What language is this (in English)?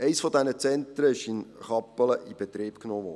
Swiss German